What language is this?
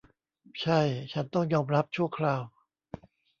Thai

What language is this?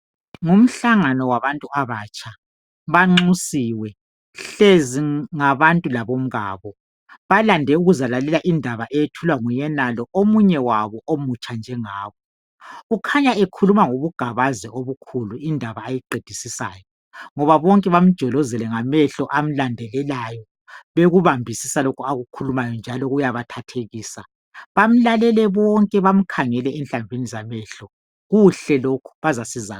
North Ndebele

